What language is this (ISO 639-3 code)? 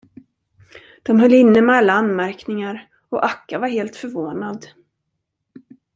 swe